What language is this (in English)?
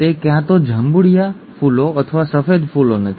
Gujarati